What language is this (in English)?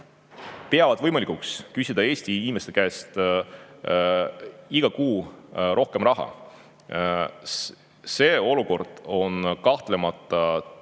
Estonian